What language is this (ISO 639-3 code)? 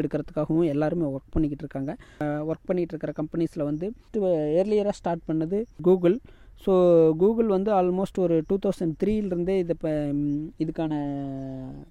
tam